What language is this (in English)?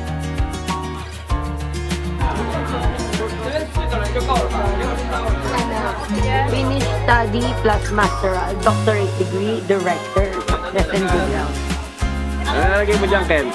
Filipino